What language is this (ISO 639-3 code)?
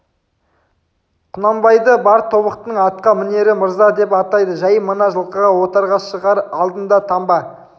kaz